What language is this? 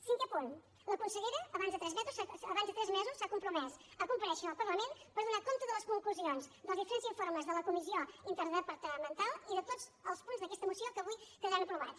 Catalan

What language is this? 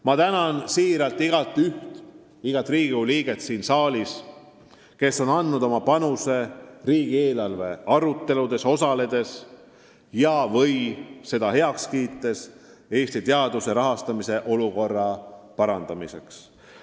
Estonian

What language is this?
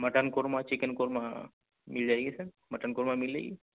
Urdu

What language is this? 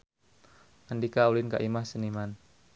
Sundanese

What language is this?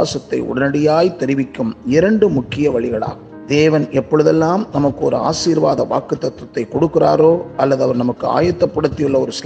Tamil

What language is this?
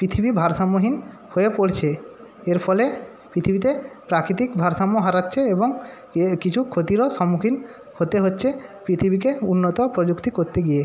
Bangla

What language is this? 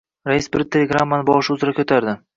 Uzbek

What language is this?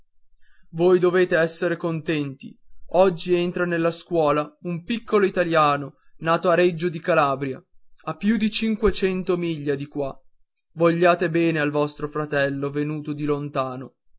Italian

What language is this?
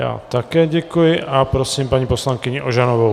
Czech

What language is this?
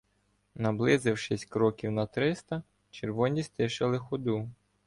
Ukrainian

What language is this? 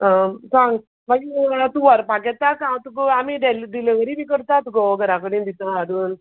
Konkani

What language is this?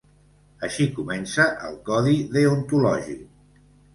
Catalan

